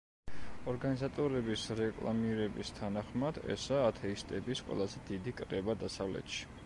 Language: Georgian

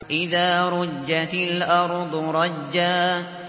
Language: Arabic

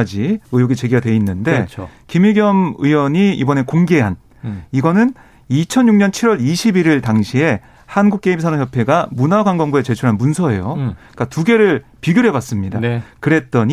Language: Korean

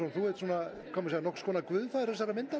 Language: Icelandic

